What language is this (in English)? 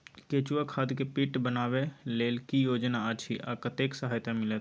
Maithili